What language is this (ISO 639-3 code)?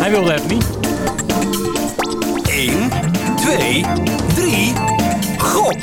nld